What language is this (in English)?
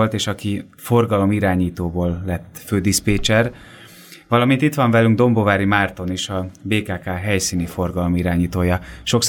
Hungarian